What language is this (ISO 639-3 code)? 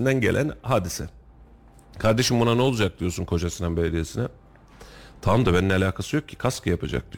tur